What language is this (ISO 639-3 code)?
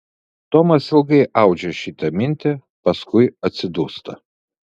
lit